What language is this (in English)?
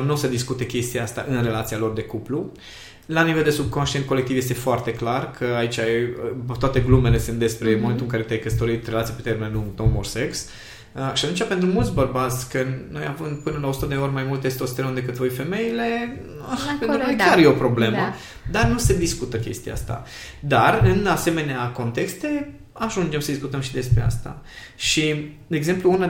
Romanian